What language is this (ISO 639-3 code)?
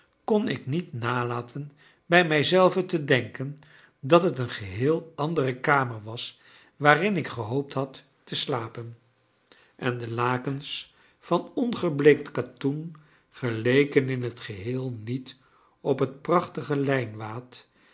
nld